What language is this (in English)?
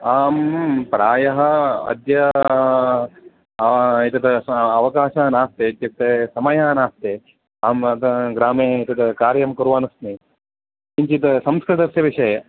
Sanskrit